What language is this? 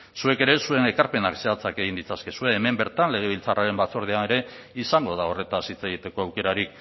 Basque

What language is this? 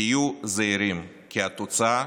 Hebrew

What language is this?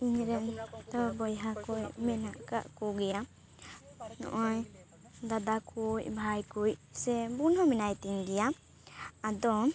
Santali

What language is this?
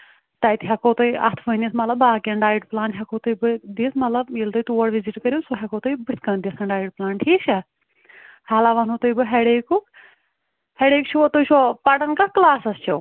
Kashmiri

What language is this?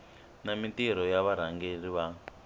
Tsonga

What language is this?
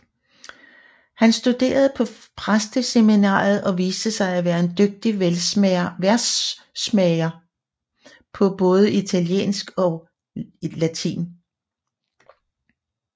Danish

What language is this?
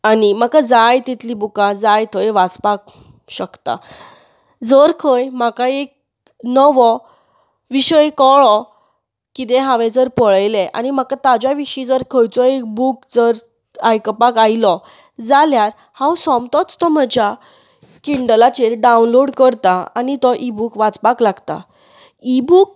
Konkani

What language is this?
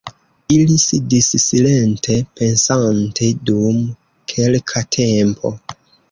Esperanto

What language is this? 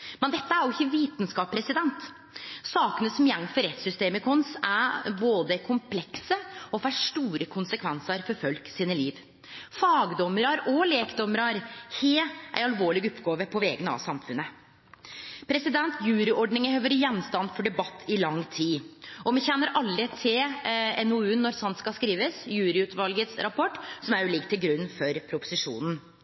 Norwegian Nynorsk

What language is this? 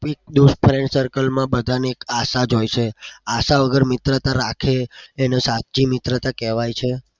Gujarati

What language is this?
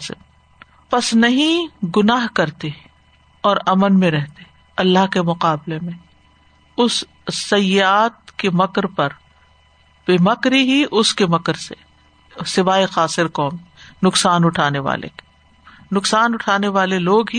Urdu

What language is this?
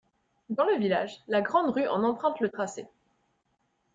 French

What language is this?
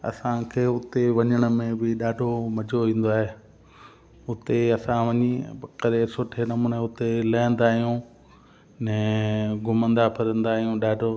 Sindhi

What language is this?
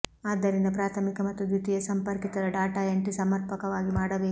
Kannada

